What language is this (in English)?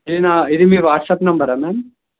Telugu